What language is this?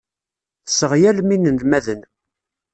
Kabyle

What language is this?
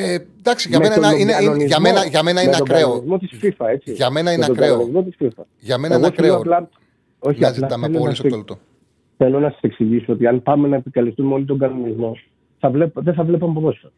Greek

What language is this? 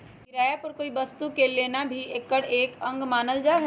Magahi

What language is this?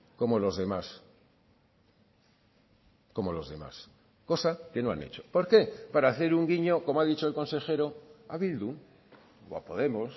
Spanish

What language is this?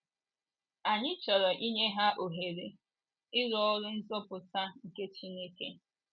Igbo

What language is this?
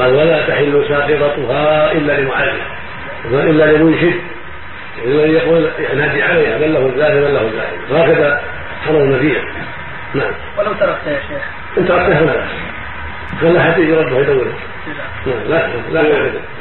Arabic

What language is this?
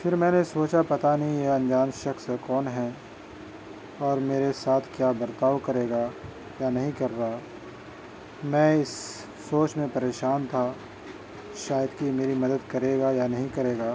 Urdu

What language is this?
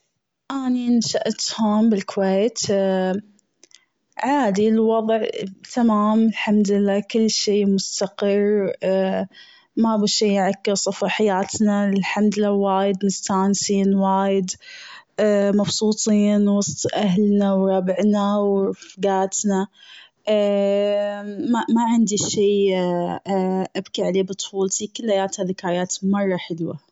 Gulf Arabic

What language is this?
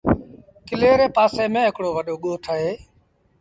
Sindhi Bhil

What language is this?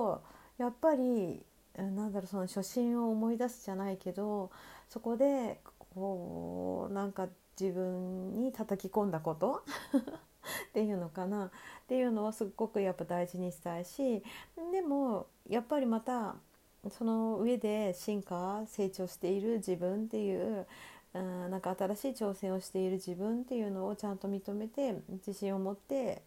Japanese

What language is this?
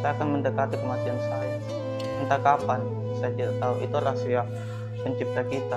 Indonesian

